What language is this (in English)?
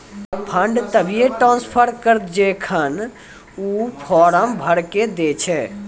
Maithili